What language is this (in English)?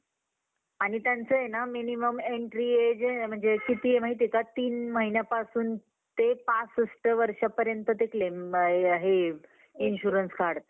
Marathi